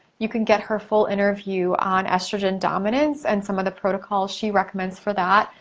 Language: English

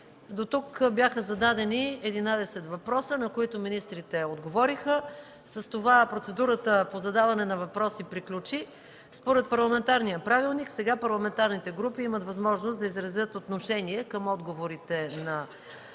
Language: Bulgarian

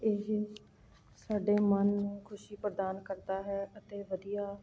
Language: Punjabi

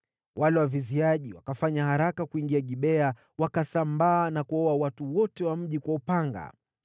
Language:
Swahili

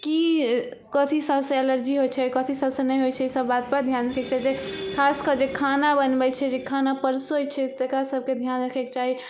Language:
Maithili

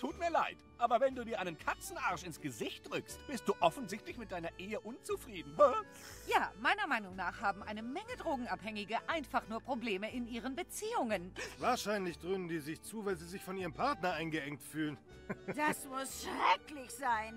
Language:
German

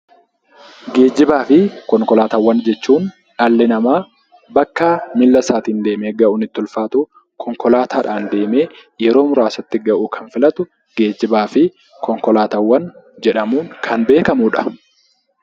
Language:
Oromo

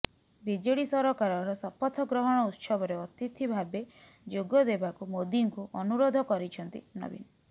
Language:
Odia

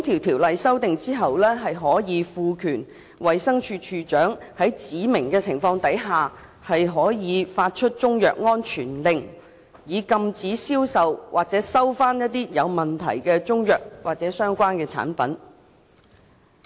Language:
Cantonese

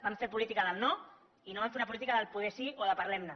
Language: Catalan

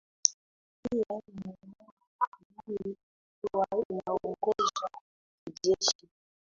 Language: Swahili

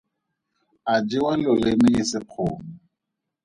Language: Tswana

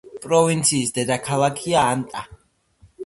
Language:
Georgian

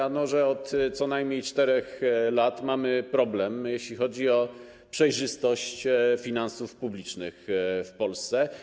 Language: Polish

